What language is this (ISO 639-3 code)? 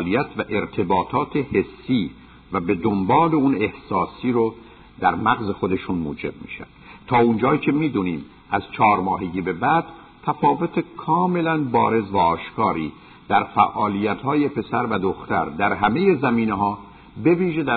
fas